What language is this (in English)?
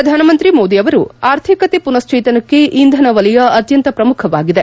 Kannada